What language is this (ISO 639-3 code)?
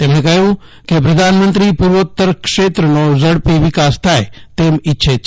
guj